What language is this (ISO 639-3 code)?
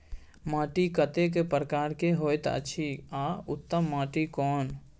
mai